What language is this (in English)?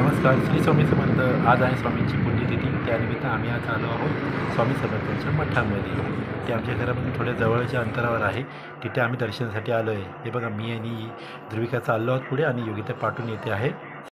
Marathi